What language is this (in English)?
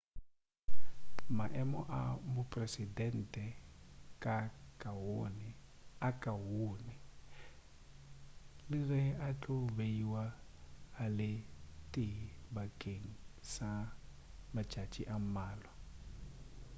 Northern Sotho